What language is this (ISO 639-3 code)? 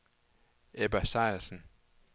dan